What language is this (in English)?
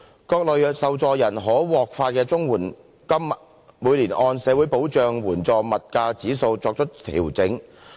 Cantonese